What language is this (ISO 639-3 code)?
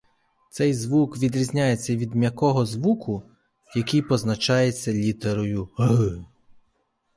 ukr